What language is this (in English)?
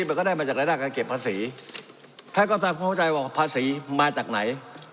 Thai